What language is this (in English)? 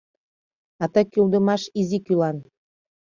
Mari